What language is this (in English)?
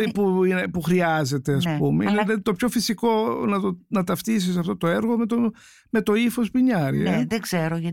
Greek